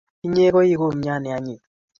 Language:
Kalenjin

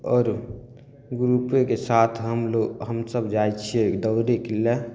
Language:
Maithili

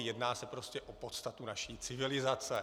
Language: Czech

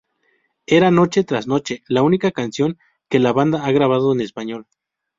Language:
Spanish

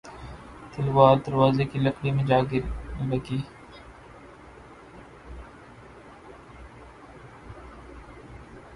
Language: Urdu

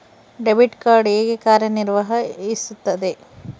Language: Kannada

